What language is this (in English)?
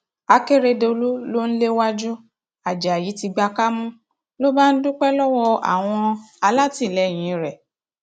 Yoruba